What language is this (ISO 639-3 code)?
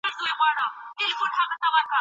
pus